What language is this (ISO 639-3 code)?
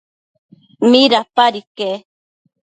mcf